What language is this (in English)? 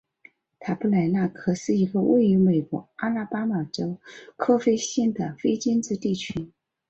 Chinese